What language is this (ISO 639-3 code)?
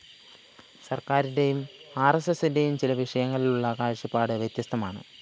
mal